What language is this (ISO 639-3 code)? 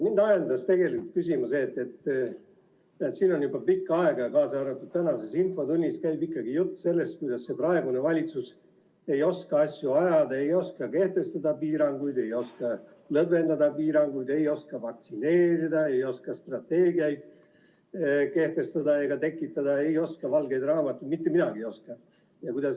est